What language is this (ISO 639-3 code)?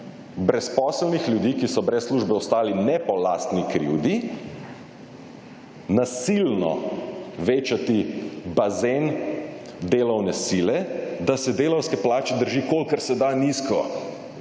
slv